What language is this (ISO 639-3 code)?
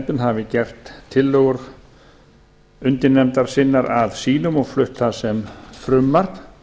isl